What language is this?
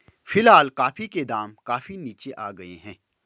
Hindi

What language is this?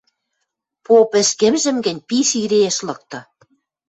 Western Mari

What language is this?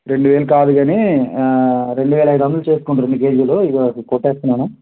Telugu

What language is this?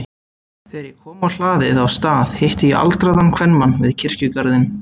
Icelandic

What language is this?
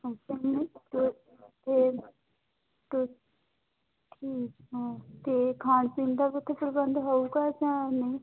Punjabi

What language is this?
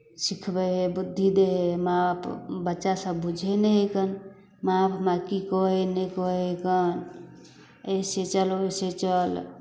Maithili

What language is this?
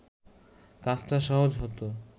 Bangla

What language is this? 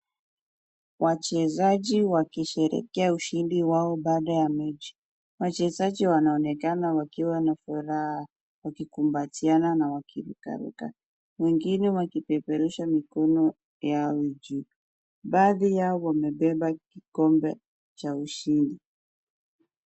Swahili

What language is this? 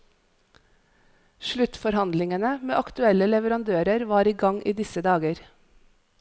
Norwegian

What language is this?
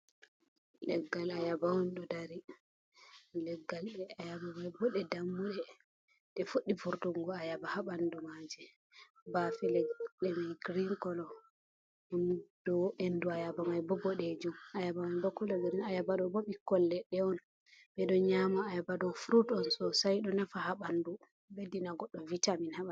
Fula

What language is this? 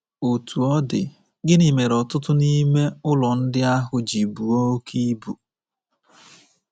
Igbo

